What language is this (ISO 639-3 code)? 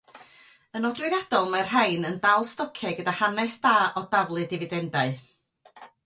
cym